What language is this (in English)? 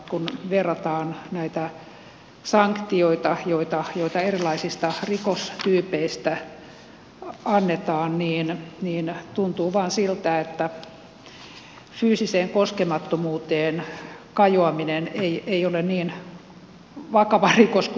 Finnish